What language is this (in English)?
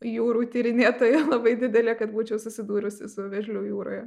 Lithuanian